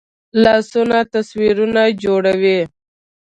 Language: Pashto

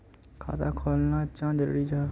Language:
Magahi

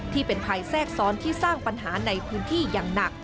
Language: Thai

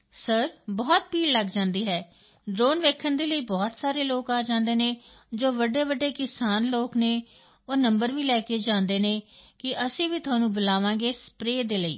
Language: Punjabi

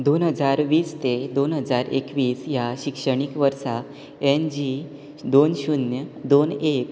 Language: Konkani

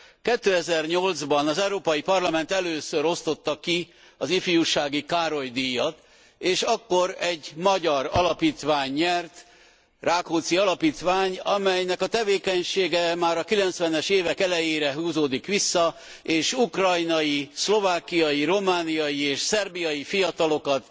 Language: Hungarian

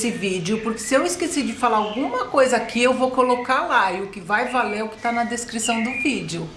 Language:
Portuguese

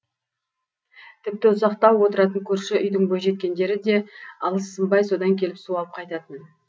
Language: Kazakh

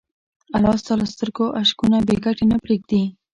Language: Pashto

